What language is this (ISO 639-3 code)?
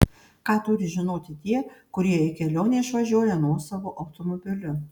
lit